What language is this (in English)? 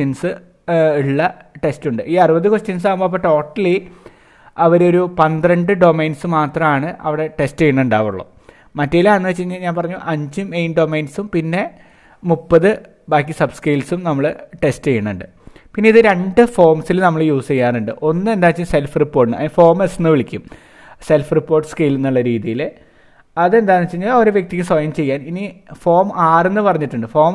Malayalam